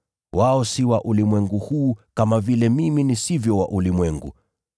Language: Swahili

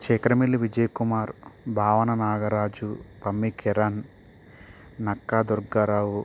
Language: Telugu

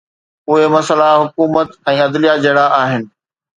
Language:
Sindhi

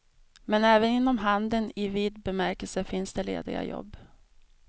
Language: Swedish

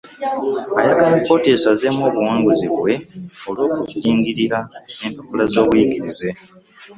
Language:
Ganda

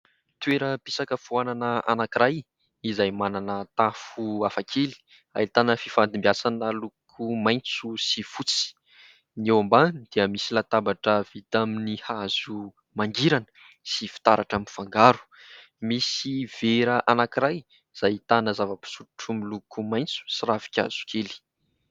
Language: Malagasy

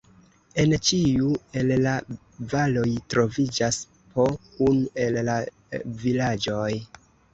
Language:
Esperanto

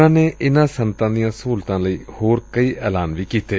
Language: Punjabi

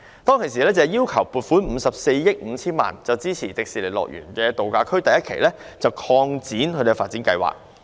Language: Cantonese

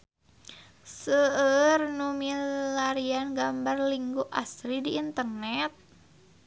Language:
Sundanese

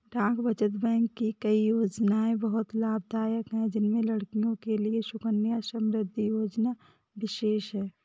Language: Hindi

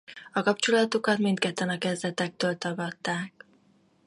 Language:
Hungarian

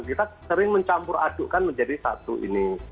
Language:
Indonesian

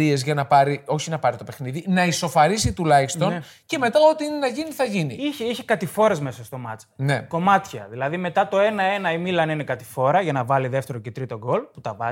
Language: Greek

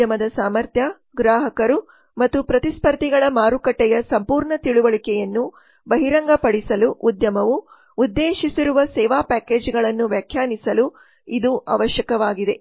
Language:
Kannada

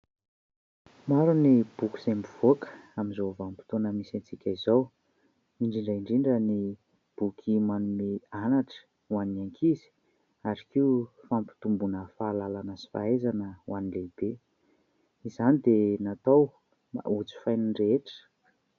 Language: Malagasy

